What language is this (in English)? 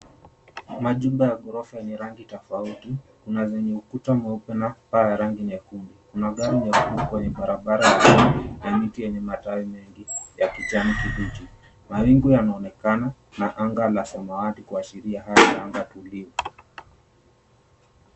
Swahili